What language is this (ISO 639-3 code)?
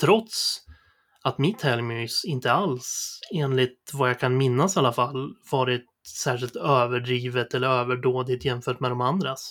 swe